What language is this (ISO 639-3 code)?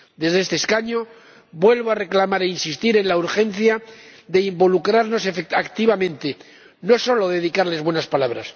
spa